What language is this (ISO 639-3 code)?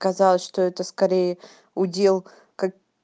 rus